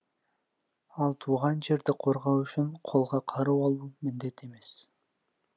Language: Kazakh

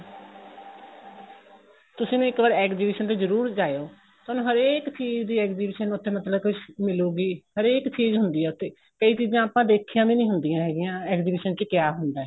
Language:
Punjabi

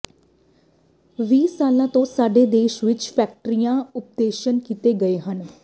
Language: Punjabi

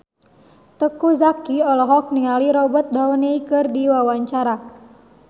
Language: Sundanese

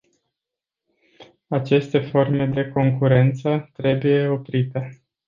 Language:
Romanian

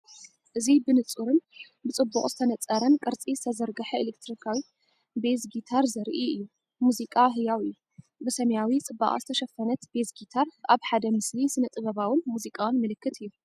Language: Tigrinya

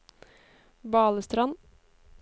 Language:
Norwegian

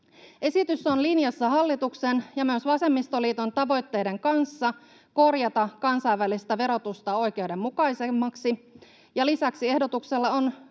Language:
Finnish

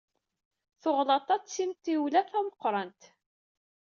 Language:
Kabyle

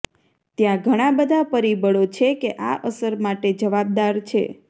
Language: Gujarati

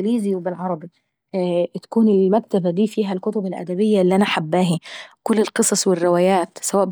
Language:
Saidi Arabic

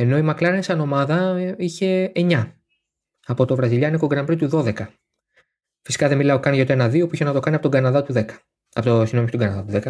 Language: Greek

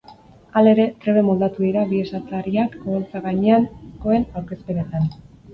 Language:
Basque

